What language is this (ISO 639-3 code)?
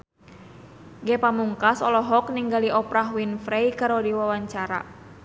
sun